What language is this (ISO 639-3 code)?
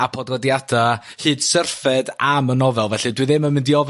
cym